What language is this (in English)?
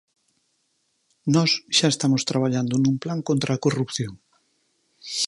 Galician